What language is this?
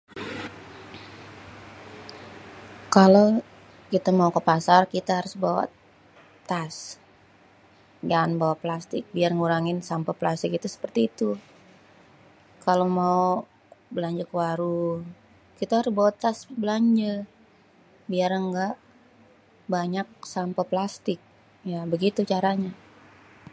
Betawi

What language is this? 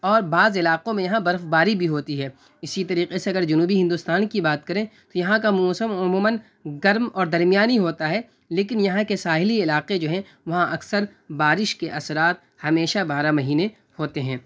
Urdu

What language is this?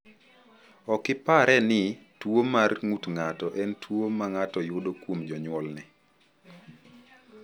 Luo (Kenya and Tanzania)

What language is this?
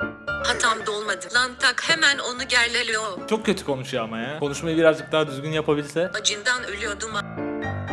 Turkish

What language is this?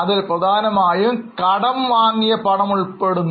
Malayalam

